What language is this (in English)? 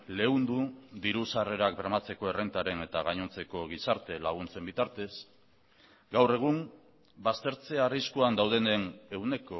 Basque